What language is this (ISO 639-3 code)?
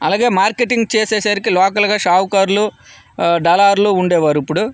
tel